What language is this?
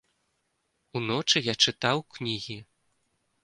Belarusian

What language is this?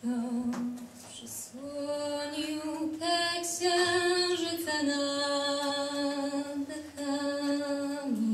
Ukrainian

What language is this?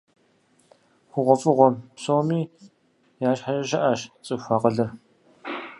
Kabardian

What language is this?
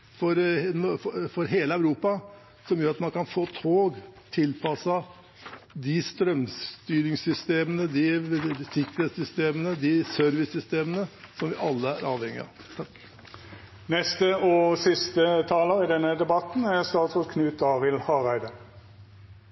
Norwegian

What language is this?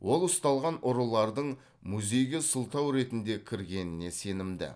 Kazakh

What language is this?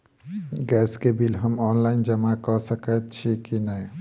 Maithili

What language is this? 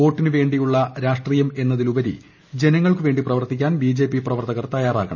Malayalam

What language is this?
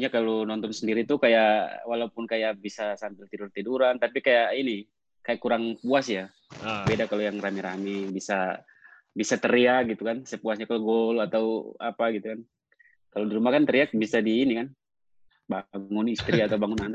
Indonesian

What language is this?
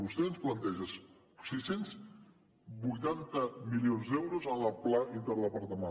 Catalan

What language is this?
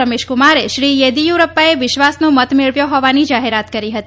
Gujarati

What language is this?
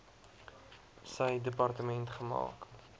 Afrikaans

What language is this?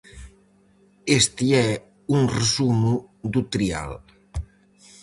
Galician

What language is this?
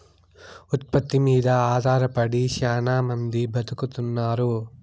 Telugu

